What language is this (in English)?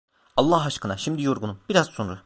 Turkish